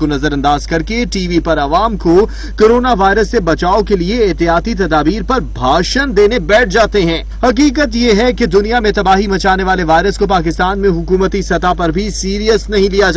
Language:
Hindi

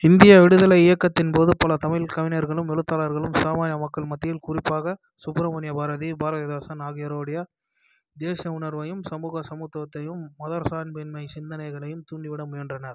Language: Tamil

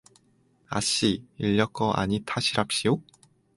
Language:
Korean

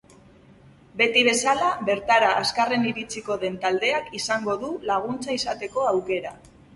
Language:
Basque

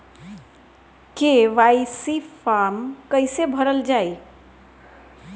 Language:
Bhojpuri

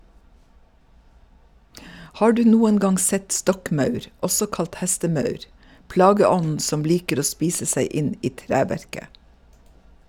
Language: Norwegian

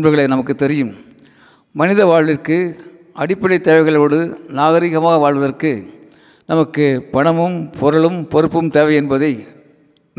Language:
Tamil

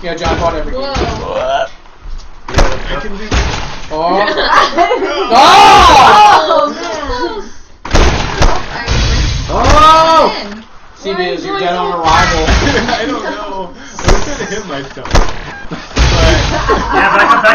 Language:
English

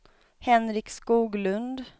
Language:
Swedish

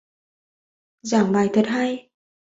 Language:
Vietnamese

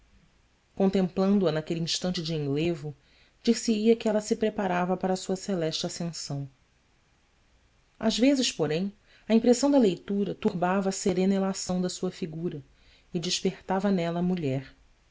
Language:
Portuguese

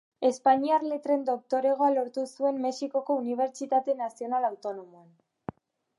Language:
Basque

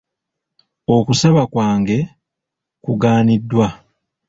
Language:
Ganda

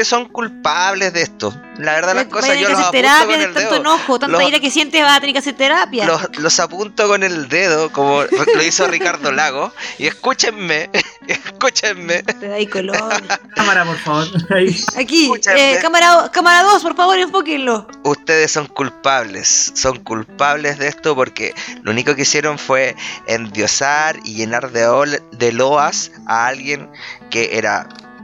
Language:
Spanish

